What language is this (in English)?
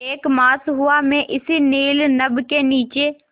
Hindi